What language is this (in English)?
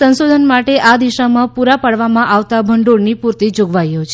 Gujarati